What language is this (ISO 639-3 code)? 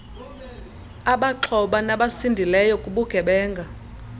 xho